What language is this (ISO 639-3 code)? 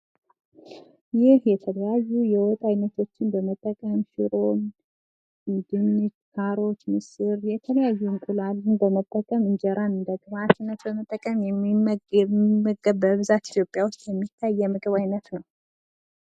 amh